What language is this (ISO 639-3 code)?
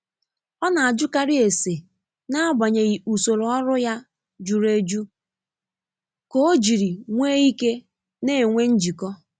ibo